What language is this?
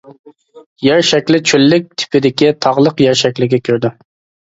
Uyghur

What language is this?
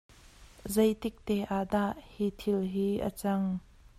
Hakha Chin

